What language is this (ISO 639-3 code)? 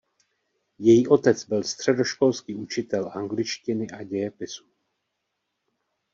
ces